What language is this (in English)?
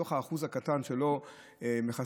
Hebrew